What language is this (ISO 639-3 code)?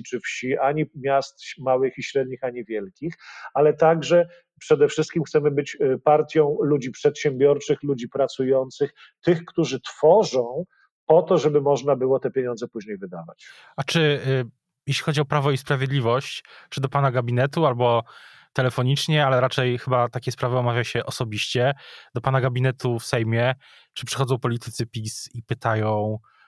pol